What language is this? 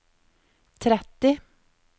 Norwegian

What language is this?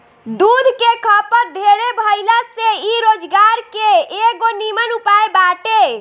Bhojpuri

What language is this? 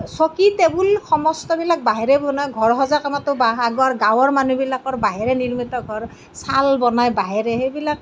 Assamese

